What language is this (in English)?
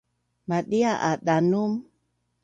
Bunun